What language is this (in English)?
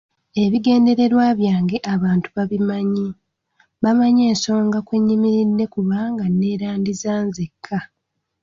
Ganda